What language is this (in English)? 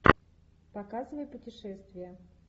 Russian